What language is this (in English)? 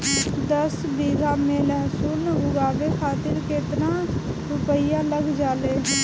Bhojpuri